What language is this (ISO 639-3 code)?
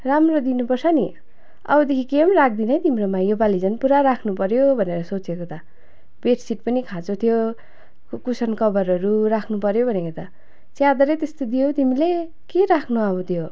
nep